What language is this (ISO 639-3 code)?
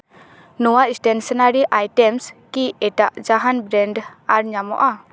sat